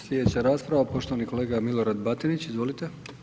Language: Croatian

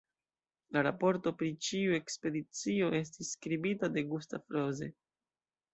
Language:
Esperanto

